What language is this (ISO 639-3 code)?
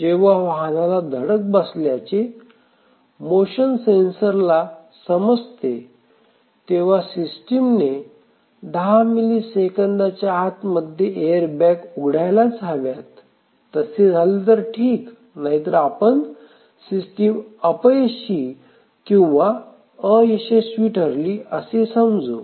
mar